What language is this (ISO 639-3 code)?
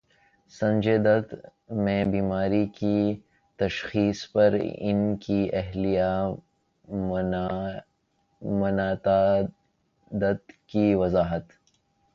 urd